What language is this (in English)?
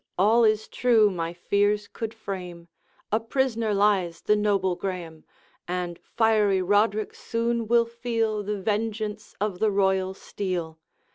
English